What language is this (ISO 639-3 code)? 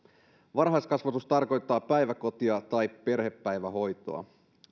fin